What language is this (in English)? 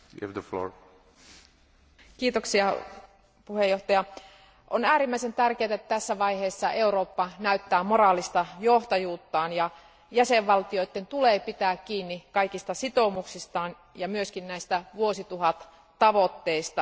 Finnish